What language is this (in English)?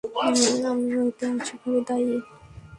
Bangla